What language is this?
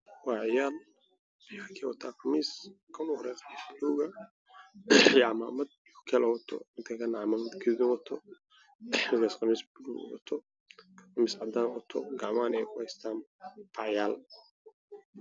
Somali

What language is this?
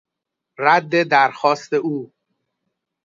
Persian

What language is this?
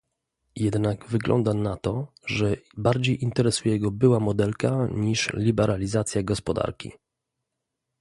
Polish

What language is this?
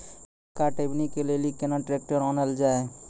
Maithili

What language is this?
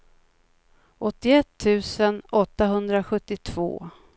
Swedish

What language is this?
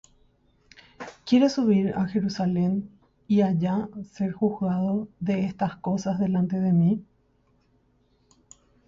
Spanish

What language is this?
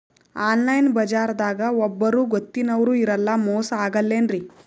Kannada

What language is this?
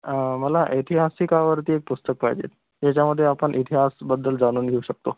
Marathi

